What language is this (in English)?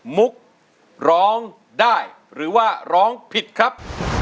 Thai